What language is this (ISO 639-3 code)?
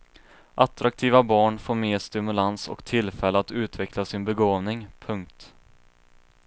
swe